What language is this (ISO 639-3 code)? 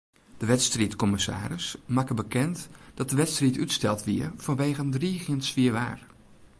fry